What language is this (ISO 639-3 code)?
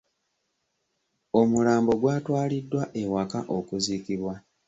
lug